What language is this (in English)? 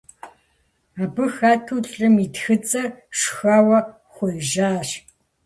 Kabardian